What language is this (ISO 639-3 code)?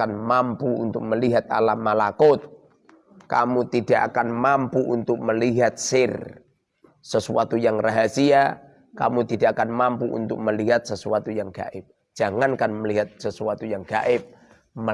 ind